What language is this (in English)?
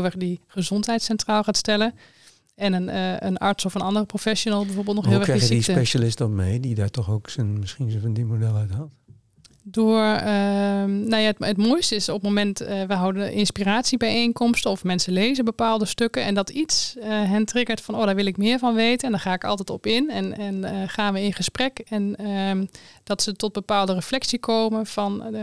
Dutch